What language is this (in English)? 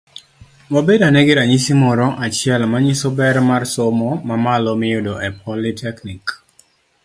Luo (Kenya and Tanzania)